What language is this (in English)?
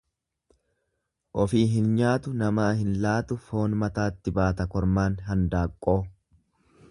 Oromo